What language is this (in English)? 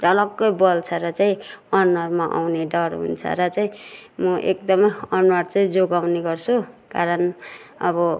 Nepali